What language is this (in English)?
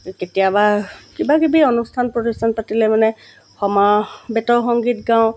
Assamese